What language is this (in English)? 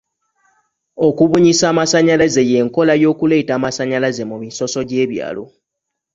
Ganda